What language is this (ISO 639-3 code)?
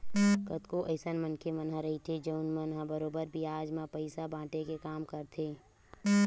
hne